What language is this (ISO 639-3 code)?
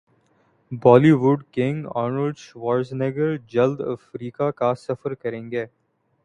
urd